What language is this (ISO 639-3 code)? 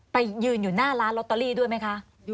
tha